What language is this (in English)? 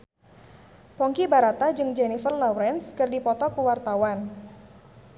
Sundanese